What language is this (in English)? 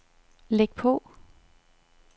Danish